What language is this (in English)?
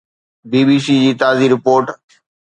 Sindhi